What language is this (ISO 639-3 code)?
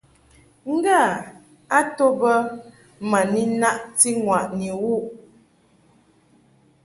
mhk